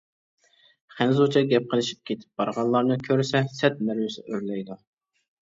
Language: Uyghur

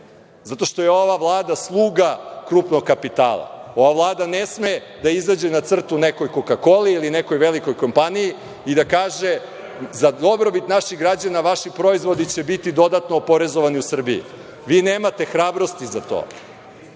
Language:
Serbian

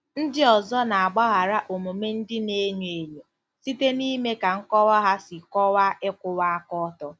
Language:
Igbo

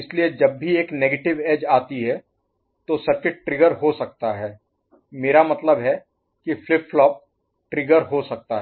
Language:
Hindi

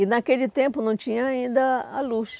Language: Portuguese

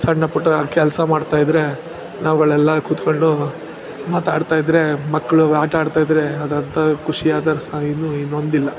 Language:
Kannada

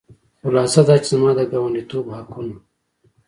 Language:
Pashto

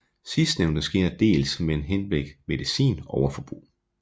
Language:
Danish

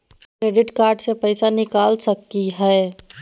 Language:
Magahi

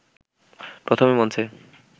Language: Bangla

